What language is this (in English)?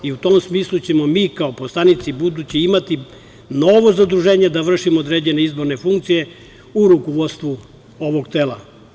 Serbian